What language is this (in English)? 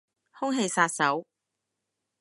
Cantonese